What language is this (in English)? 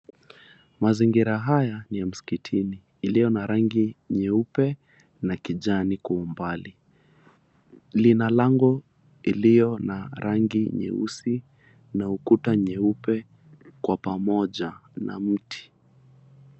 Swahili